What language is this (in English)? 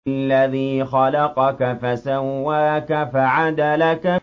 Arabic